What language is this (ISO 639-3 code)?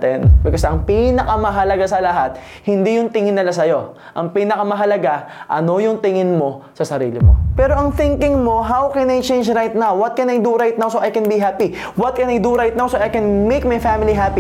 fil